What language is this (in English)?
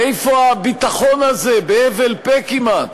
Hebrew